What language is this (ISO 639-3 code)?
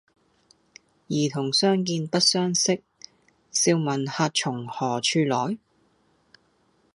yue